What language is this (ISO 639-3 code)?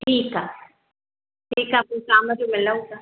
snd